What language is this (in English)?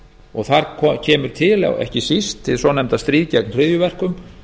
Icelandic